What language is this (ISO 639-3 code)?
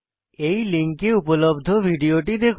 ben